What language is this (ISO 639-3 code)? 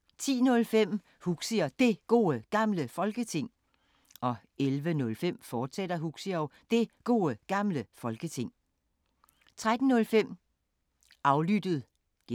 dan